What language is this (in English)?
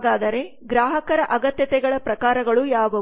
Kannada